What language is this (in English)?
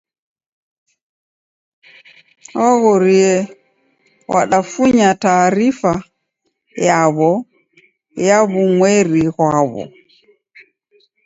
Taita